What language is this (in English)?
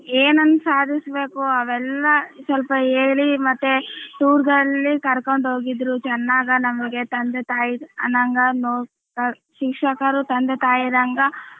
Kannada